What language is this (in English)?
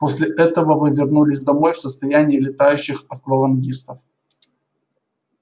Russian